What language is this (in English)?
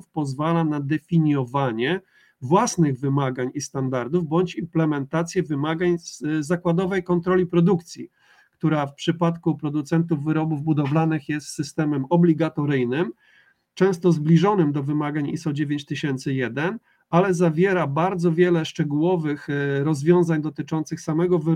Polish